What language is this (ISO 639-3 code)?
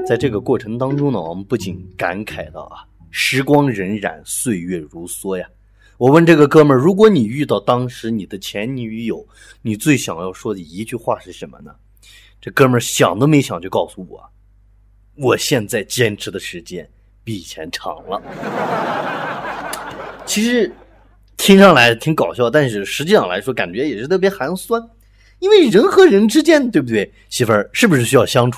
zho